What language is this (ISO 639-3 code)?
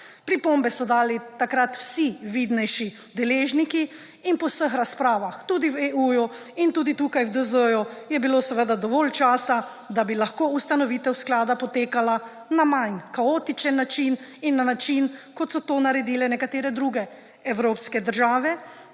slv